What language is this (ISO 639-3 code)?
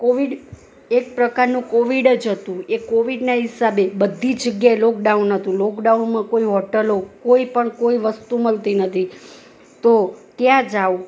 guj